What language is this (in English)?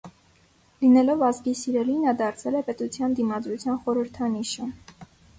Armenian